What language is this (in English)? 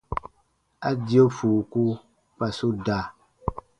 Baatonum